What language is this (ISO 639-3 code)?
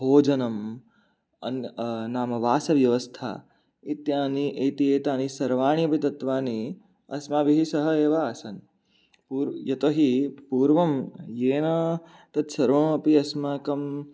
san